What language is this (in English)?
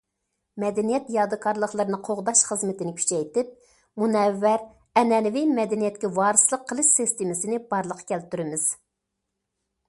Uyghur